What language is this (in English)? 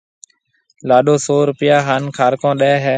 Marwari (Pakistan)